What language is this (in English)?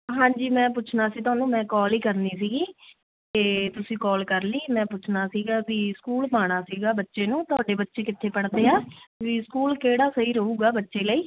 Punjabi